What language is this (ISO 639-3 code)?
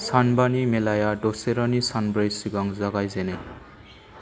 brx